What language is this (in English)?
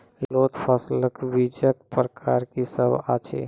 Maithili